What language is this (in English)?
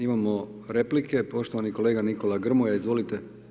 Croatian